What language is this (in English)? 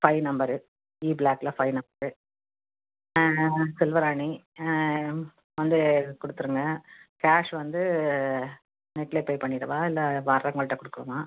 Tamil